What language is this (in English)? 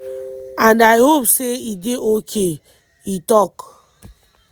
Nigerian Pidgin